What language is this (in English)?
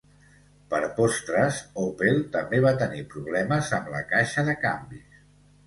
Catalan